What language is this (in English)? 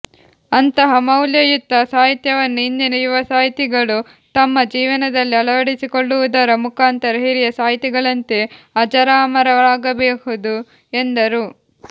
Kannada